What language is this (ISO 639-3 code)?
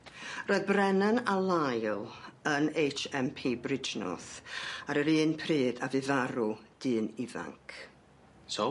cym